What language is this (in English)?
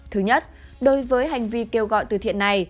Vietnamese